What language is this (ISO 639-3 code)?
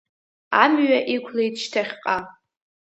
abk